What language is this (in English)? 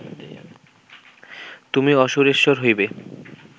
Bangla